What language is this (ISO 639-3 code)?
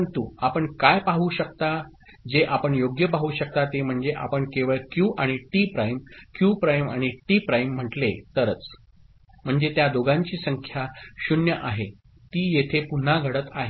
mar